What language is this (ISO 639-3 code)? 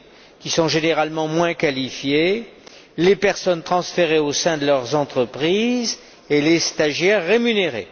fra